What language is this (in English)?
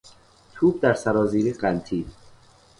Persian